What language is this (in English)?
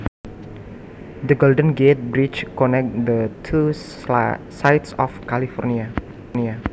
Javanese